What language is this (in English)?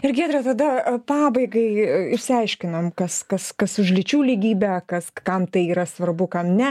Lithuanian